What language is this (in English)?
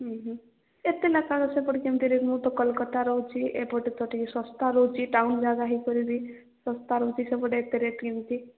Odia